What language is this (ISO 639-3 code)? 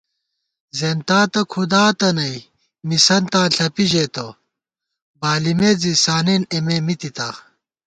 gwt